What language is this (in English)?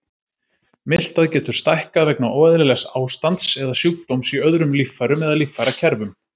Icelandic